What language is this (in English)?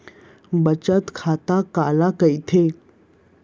Chhattisgarhi